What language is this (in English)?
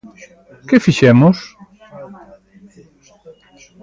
Galician